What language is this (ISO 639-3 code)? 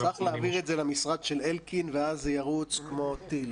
heb